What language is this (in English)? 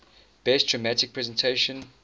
English